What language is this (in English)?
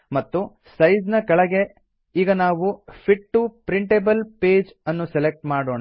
Kannada